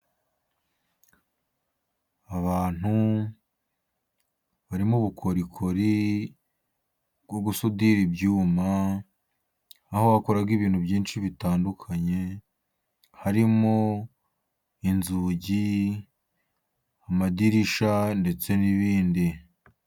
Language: Kinyarwanda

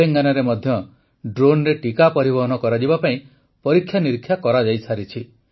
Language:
Odia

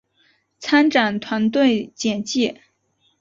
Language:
Chinese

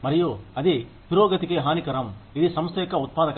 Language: Telugu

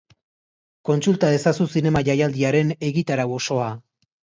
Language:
Basque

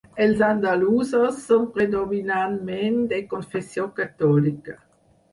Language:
Catalan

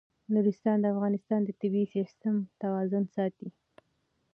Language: Pashto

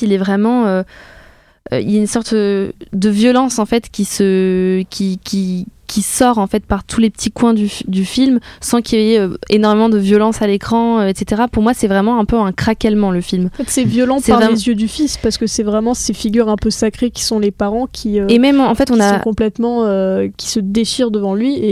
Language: French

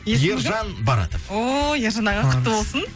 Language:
Kazakh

